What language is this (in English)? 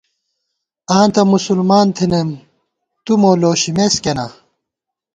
Gawar-Bati